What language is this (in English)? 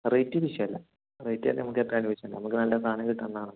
Malayalam